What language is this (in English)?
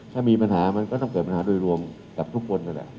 Thai